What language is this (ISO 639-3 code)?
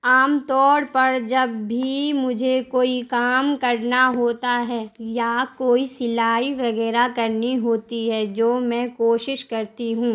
urd